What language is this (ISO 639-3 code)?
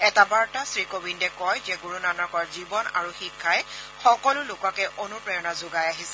asm